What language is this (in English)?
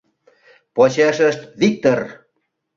Mari